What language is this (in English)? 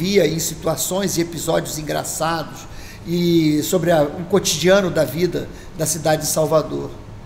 Portuguese